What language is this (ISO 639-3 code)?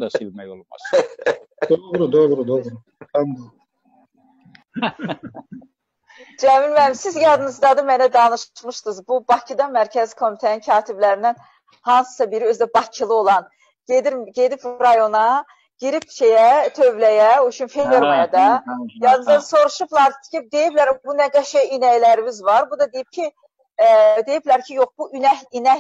tur